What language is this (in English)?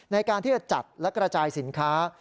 Thai